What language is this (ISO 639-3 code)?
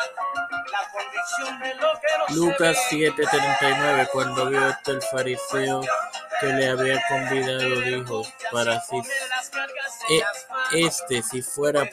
spa